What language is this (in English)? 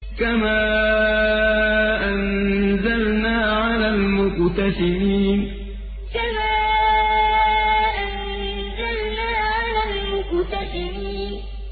Arabic